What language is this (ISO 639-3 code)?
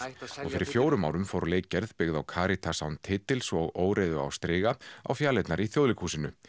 isl